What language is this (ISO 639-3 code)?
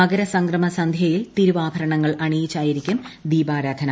mal